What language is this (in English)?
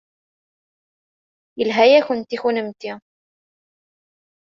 Kabyle